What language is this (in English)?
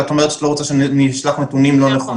Hebrew